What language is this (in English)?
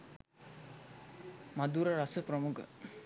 Sinhala